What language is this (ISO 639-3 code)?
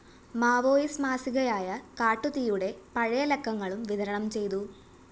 mal